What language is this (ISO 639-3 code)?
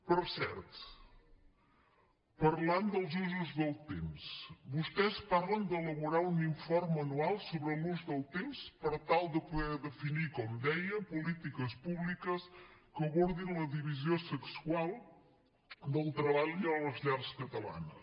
cat